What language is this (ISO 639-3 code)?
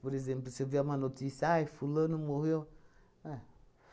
por